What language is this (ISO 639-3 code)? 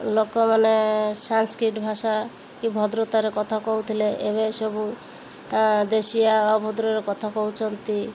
ori